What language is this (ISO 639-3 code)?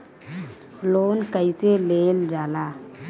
bho